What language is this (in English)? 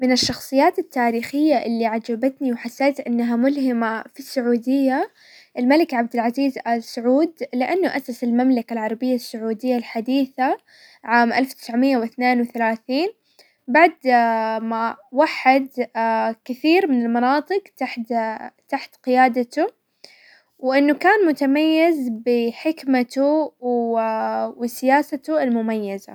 Hijazi Arabic